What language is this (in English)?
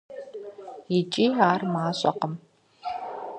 Kabardian